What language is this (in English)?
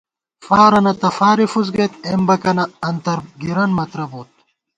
Gawar-Bati